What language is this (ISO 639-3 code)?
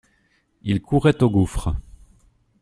fra